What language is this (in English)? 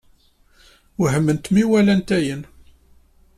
Kabyle